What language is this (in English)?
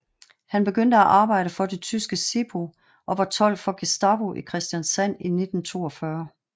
Danish